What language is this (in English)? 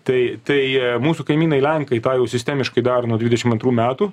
Lithuanian